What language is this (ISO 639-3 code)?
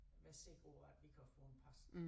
dan